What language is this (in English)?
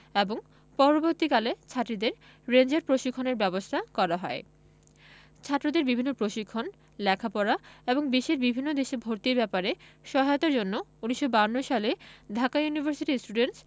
Bangla